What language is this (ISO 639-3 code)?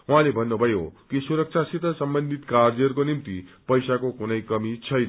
nep